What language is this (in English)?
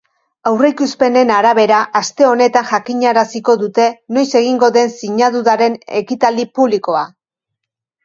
Basque